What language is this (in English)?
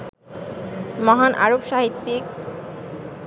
Bangla